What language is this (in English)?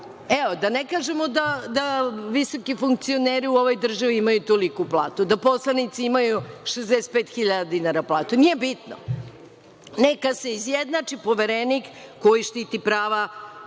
Serbian